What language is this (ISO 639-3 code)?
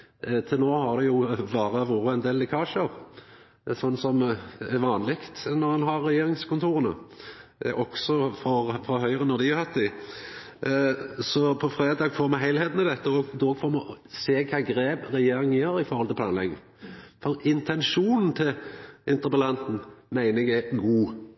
nno